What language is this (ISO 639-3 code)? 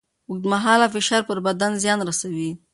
pus